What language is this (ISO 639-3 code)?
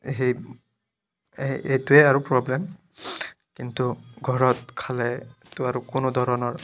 asm